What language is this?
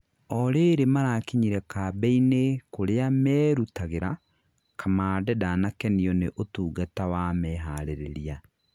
Kikuyu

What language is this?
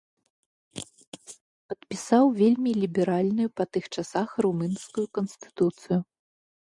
Belarusian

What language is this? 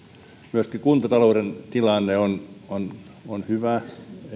Finnish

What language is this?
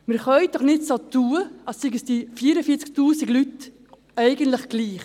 Swiss German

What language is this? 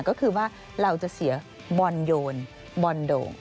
Thai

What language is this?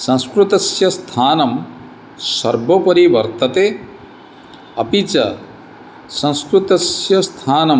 Sanskrit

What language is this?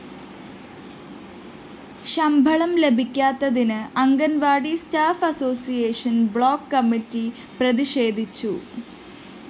Malayalam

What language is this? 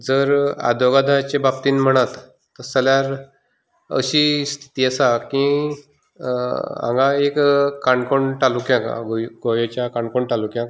Konkani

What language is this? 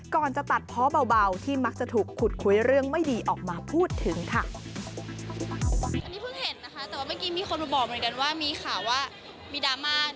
Thai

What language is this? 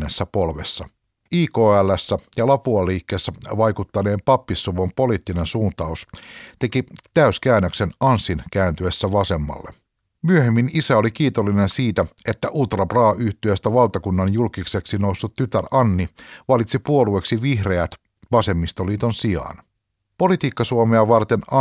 Finnish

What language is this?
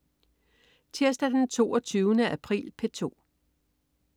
Danish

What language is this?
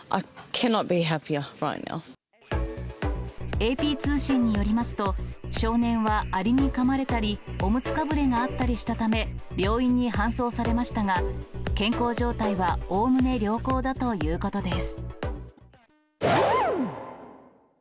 Japanese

